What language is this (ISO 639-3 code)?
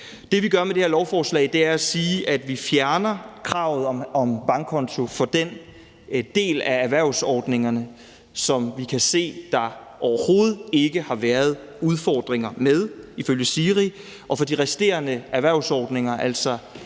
dan